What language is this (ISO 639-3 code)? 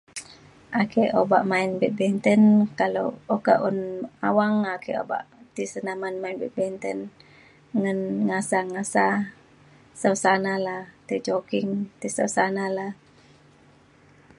xkl